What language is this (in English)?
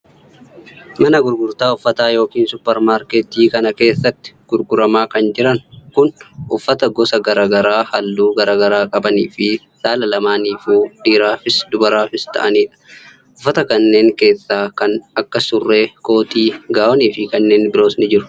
Oromo